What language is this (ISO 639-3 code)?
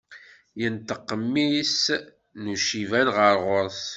kab